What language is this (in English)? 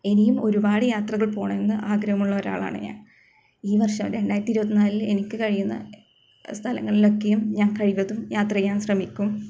Malayalam